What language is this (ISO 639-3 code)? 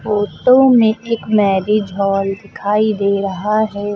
hin